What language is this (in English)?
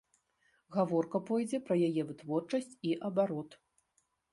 Belarusian